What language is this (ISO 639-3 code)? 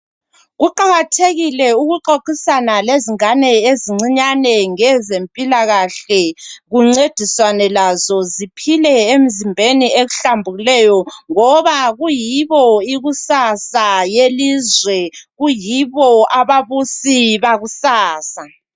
nde